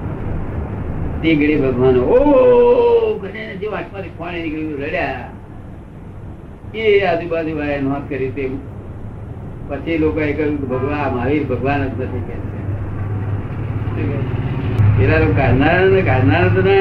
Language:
Gujarati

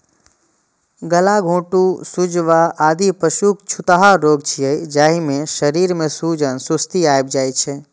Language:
Maithili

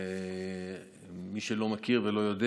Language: Hebrew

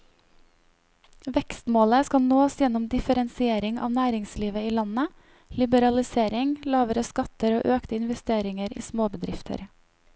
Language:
Norwegian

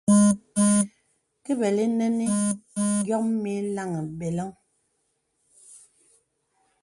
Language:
Bebele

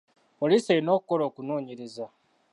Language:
Ganda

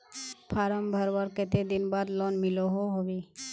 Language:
Magahi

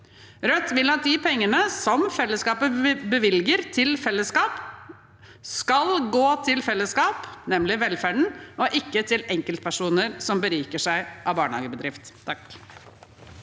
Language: Norwegian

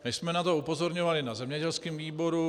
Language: Czech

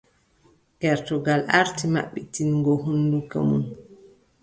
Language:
Adamawa Fulfulde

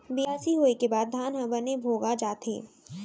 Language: Chhattisgarhi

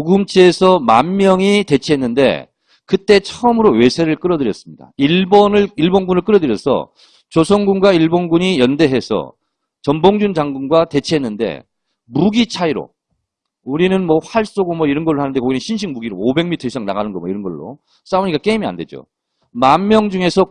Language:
Korean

